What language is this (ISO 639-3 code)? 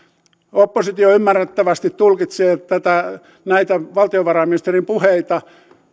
fin